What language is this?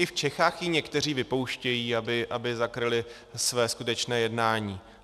Czech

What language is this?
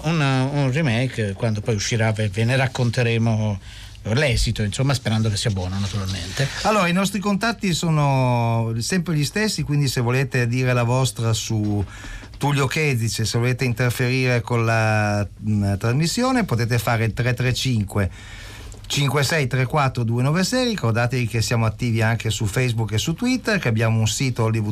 Italian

